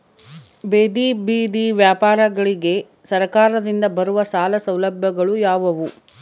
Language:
Kannada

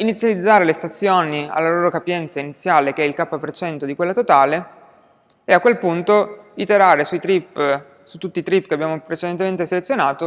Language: Italian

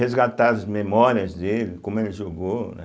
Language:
Portuguese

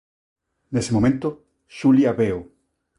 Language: Galician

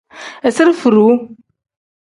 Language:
Tem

